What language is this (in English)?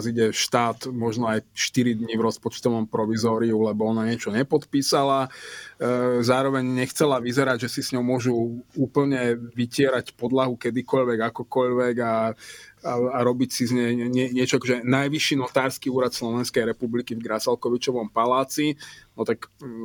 Slovak